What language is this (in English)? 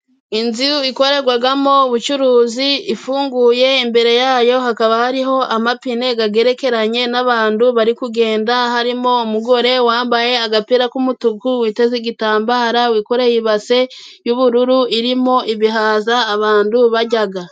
Kinyarwanda